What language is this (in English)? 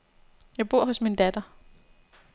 Danish